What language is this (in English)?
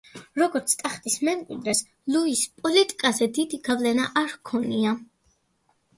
Georgian